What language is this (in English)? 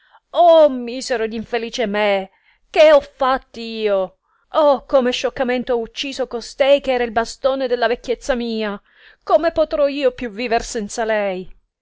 Italian